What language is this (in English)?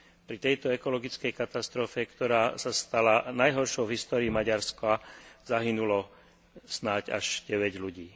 Slovak